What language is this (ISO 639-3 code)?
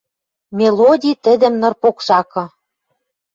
mrj